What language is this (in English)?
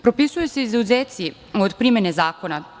Serbian